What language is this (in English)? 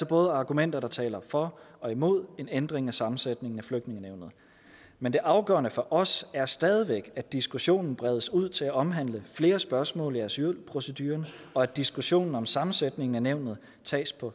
Danish